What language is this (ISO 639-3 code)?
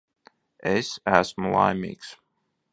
lav